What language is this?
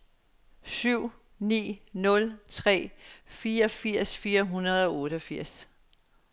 Danish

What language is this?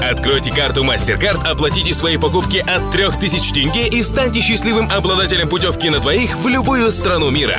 Kazakh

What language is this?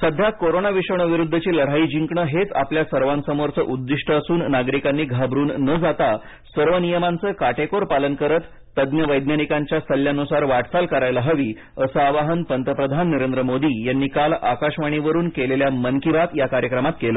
Marathi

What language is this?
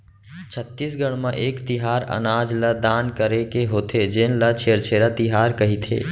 Chhattisgarhi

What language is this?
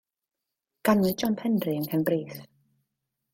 Welsh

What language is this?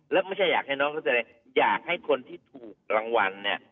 Thai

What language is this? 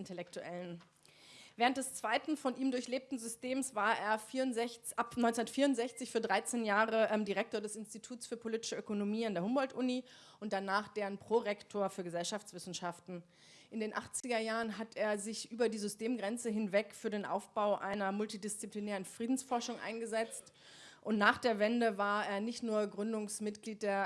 German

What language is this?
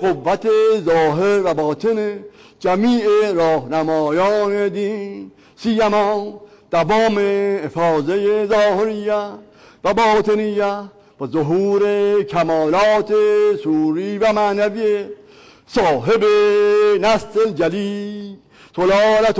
Persian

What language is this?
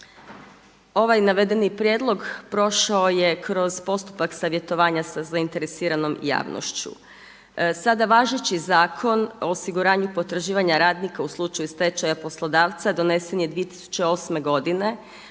Croatian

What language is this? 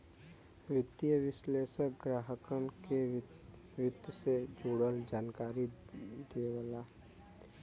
Bhojpuri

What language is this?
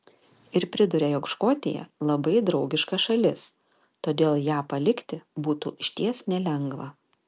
Lithuanian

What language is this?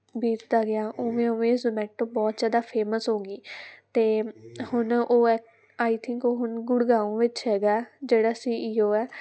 Punjabi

